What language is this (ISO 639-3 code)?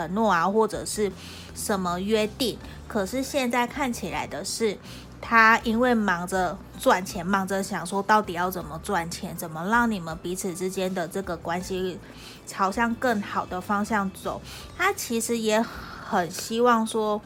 zho